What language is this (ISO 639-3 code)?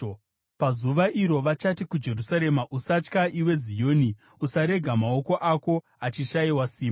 sna